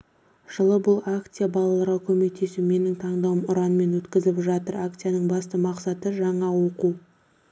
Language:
Kazakh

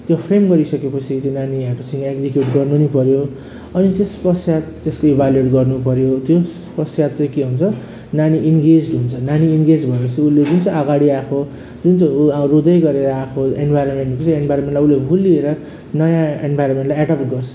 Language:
Nepali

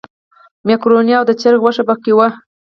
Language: Pashto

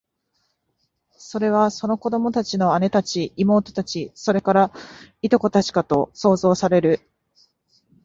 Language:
Japanese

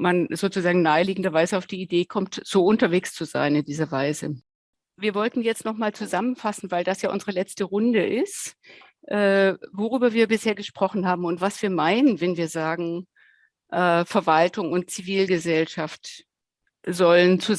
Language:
German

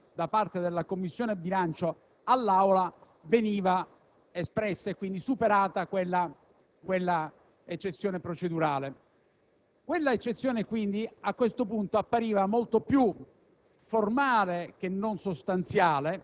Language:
Italian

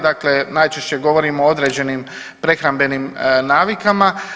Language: Croatian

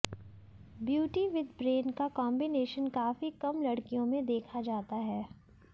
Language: Hindi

